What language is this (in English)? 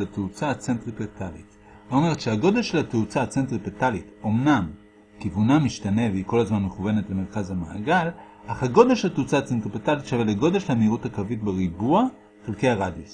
Hebrew